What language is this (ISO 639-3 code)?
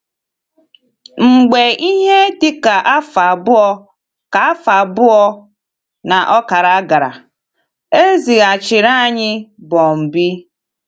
ibo